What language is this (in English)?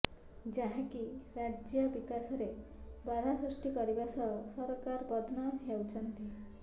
Odia